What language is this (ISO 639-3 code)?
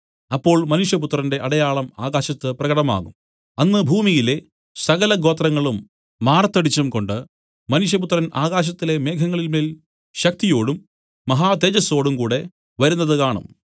mal